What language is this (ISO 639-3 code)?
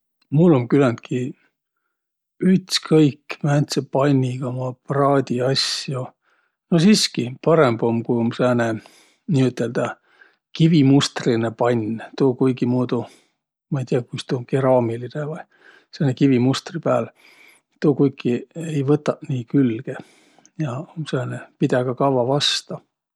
vro